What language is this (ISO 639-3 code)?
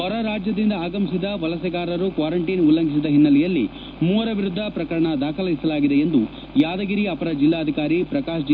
kan